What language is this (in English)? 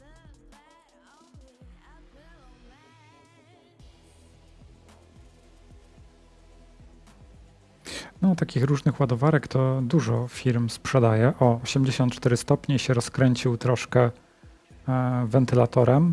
Polish